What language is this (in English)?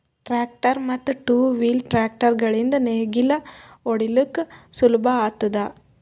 Kannada